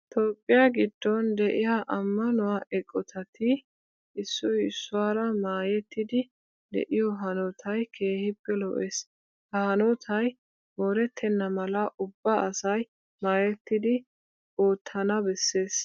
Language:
Wolaytta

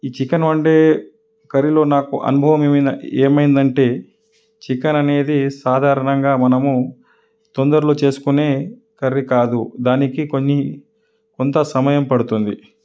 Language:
Telugu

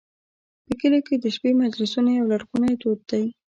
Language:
Pashto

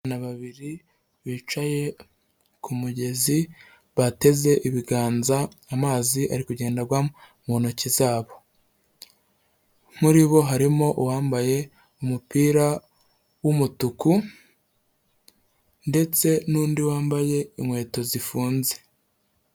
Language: Kinyarwanda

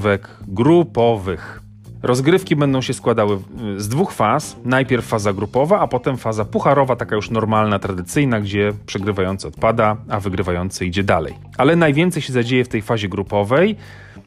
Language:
Polish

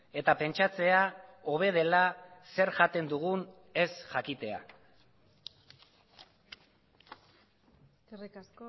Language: Basque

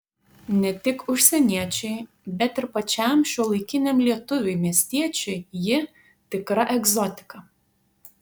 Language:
Lithuanian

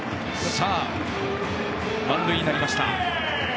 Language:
Japanese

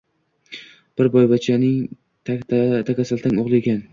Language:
Uzbek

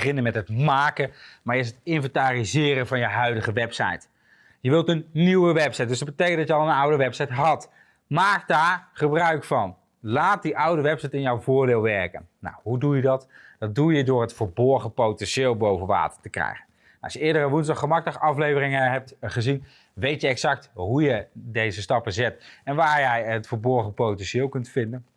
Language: Dutch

